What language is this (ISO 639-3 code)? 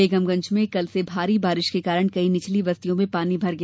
hin